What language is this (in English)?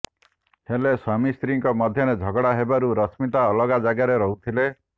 Odia